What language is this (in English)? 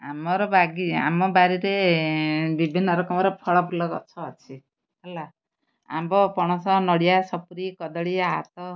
Odia